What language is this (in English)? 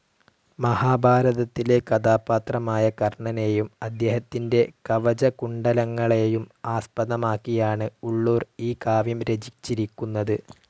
Malayalam